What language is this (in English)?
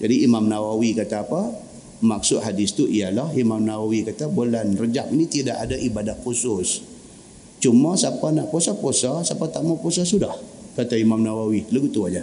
Malay